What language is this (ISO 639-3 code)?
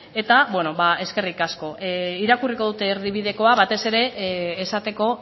eus